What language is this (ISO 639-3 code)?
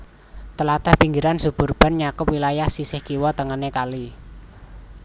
jav